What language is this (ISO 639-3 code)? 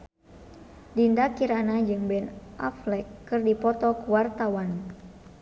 sun